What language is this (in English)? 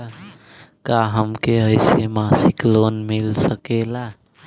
Bhojpuri